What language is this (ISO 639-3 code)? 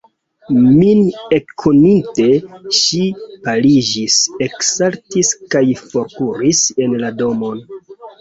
epo